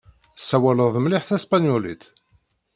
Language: Kabyle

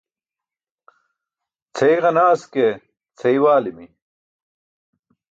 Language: Burushaski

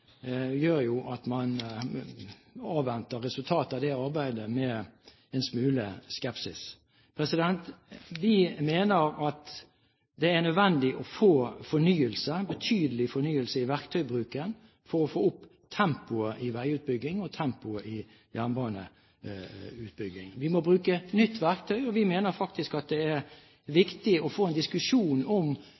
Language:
Norwegian Bokmål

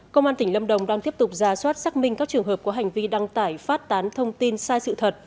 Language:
Vietnamese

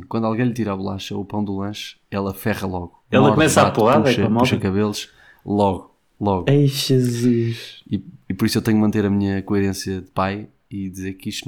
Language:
Portuguese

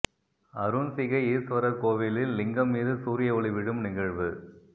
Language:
Tamil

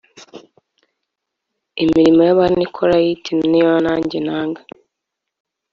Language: Kinyarwanda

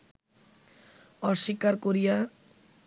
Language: Bangla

